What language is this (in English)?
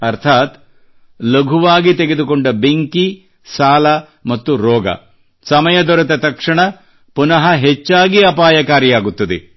Kannada